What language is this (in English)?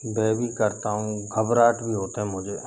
Hindi